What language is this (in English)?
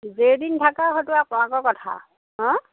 Assamese